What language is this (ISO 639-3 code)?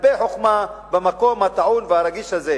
heb